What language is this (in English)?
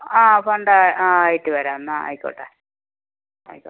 Malayalam